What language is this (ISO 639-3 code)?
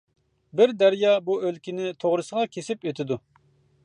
uig